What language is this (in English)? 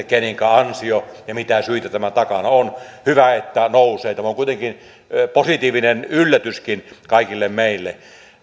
Finnish